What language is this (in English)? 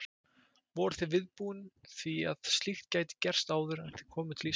Icelandic